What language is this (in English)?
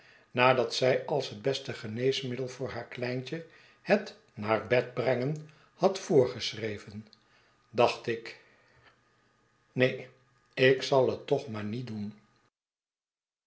Dutch